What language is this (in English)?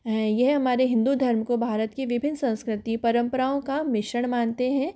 Hindi